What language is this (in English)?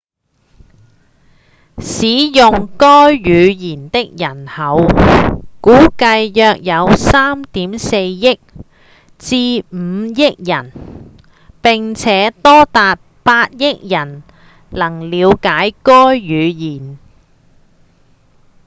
Cantonese